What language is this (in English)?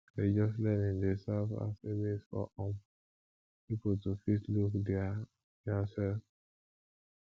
Nigerian Pidgin